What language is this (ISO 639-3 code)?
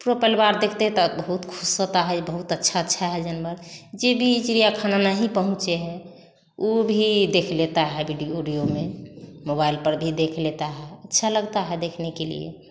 hin